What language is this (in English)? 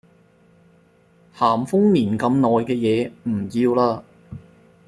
Cantonese